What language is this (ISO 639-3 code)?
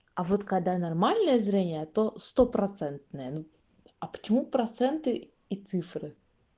rus